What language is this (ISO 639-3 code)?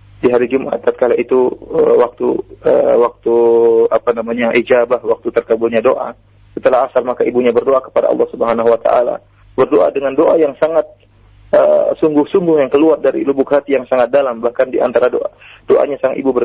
msa